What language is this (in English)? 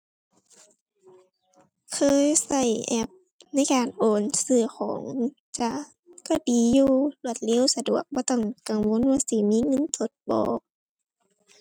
Thai